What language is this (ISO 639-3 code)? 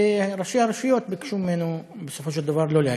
heb